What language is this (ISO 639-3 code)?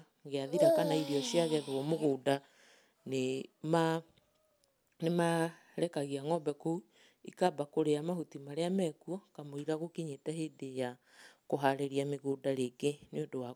kik